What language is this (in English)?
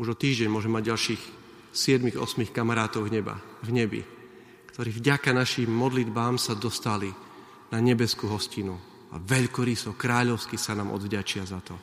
Slovak